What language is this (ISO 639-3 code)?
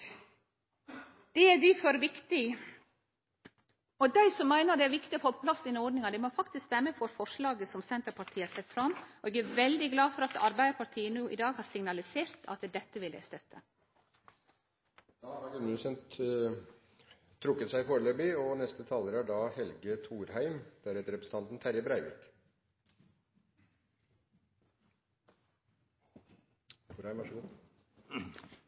nor